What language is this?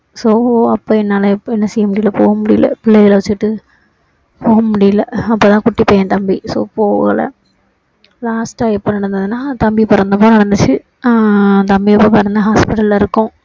Tamil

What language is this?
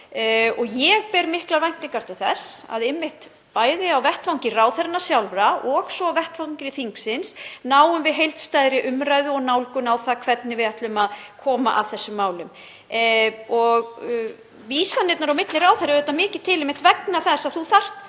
Icelandic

